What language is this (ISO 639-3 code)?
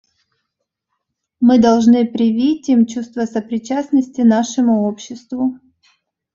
rus